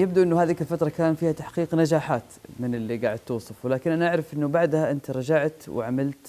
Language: Arabic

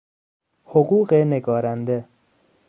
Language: Persian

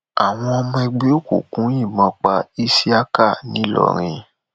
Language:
Yoruba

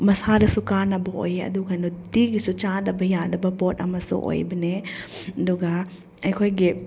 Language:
Manipuri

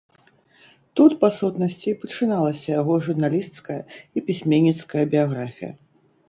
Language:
Belarusian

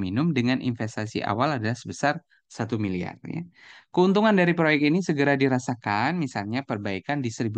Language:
Indonesian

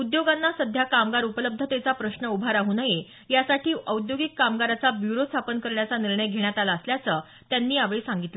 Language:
Marathi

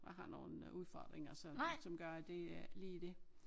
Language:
Danish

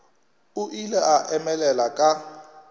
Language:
Northern Sotho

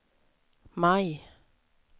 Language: Swedish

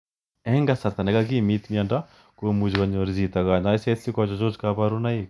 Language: Kalenjin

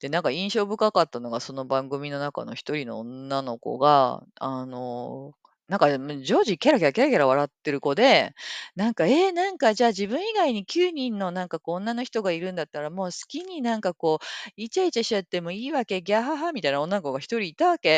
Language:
Japanese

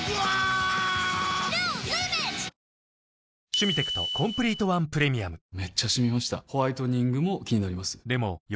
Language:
Japanese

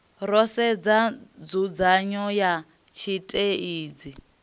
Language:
Venda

